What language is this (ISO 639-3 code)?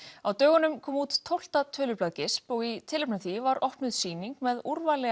isl